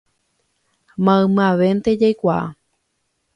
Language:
Guarani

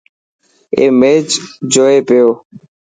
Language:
Dhatki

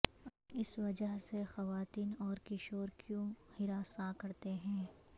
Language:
Urdu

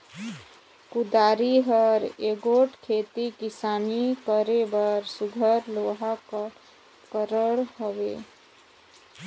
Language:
Chhattisgarhi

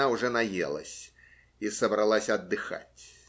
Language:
Russian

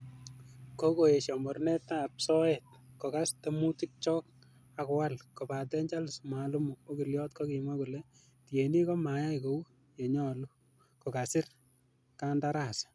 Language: Kalenjin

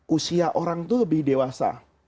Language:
Indonesian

